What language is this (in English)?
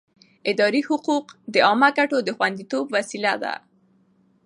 Pashto